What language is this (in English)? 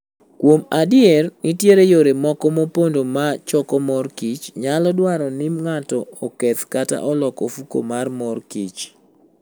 Luo (Kenya and Tanzania)